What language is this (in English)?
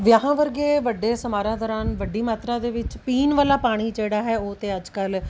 Punjabi